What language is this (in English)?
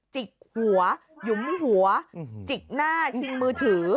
Thai